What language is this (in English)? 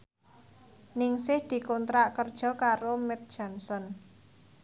Javanese